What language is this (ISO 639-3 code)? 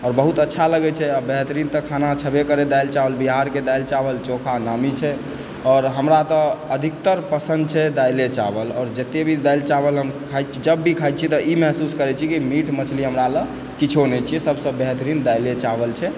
mai